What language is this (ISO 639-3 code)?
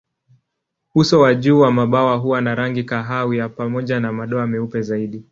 swa